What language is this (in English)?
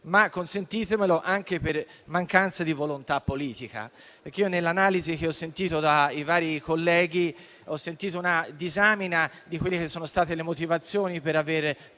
Italian